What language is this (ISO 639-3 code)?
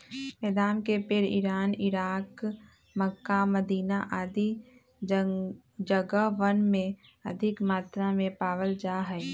mag